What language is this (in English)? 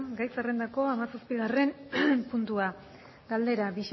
Basque